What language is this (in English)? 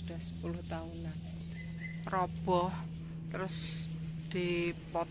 Indonesian